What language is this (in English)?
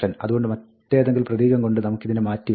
Malayalam